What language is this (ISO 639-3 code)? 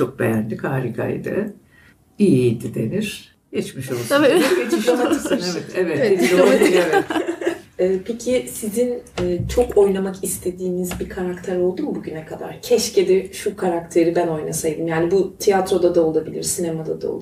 tur